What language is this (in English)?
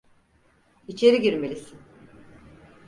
Turkish